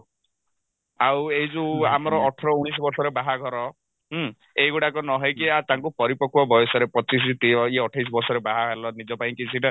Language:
Odia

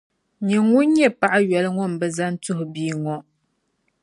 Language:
Dagbani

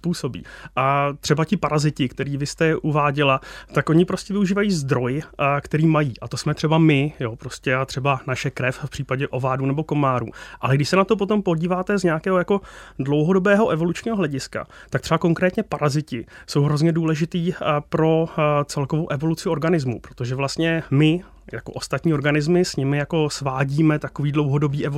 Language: Czech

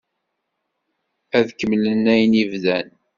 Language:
Kabyle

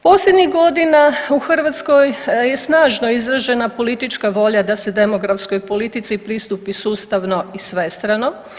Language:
Croatian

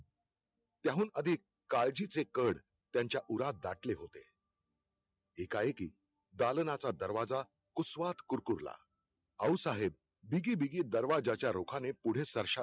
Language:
Marathi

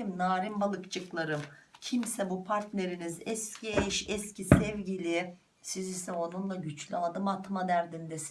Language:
Turkish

